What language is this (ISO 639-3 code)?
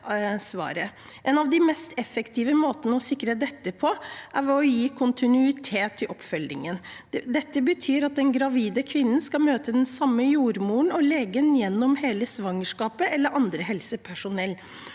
nor